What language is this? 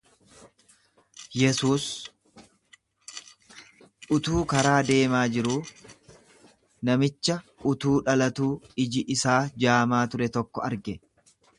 Oromo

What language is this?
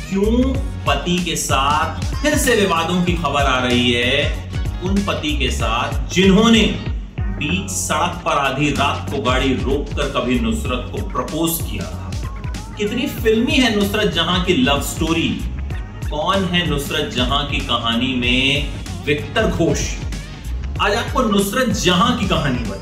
Hindi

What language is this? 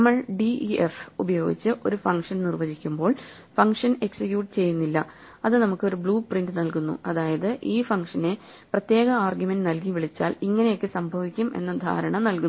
Malayalam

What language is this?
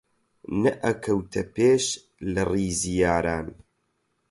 Central Kurdish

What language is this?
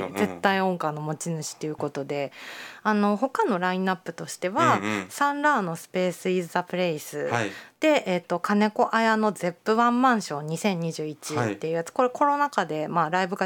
Japanese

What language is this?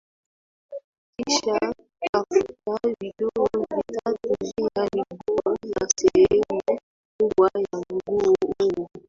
Swahili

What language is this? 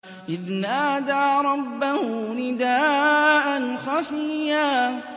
Arabic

